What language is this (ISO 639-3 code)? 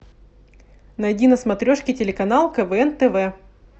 rus